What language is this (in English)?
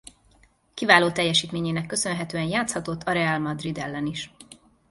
Hungarian